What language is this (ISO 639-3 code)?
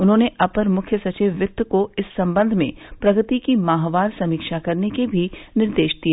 hin